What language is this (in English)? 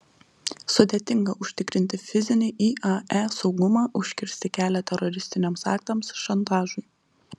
Lithuanian